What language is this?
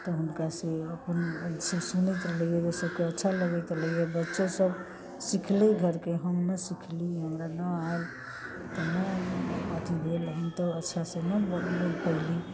Maithili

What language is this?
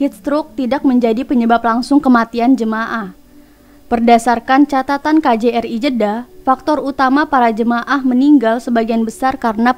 Indonesian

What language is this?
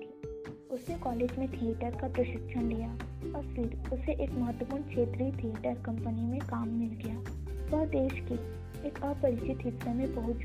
Hindi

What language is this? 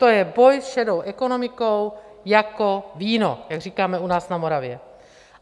Czech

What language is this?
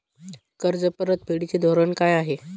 Marathi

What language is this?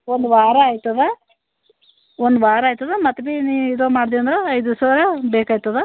Kannada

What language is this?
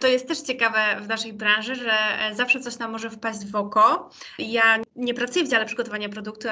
Polish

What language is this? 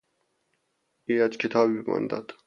Persian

